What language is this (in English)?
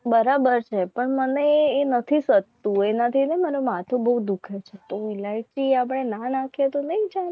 Gujarati